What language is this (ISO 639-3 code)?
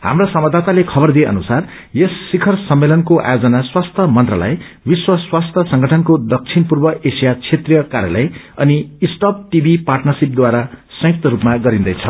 nep